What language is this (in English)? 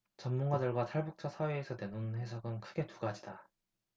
Korean